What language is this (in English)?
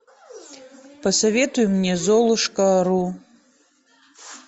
Russian